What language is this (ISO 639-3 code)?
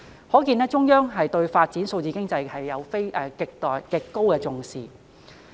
yue